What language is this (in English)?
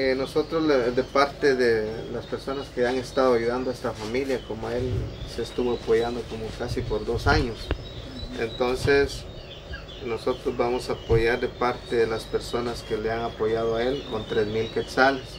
Spanish